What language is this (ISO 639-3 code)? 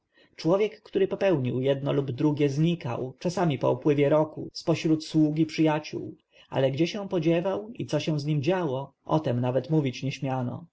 pol